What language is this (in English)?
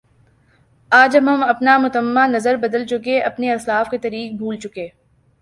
Urdu